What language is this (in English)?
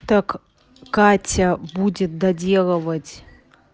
Russian